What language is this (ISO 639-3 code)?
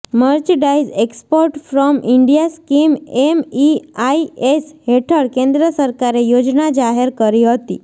guj